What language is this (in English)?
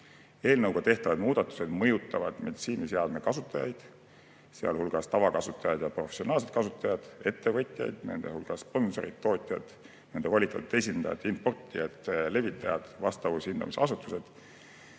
Estonian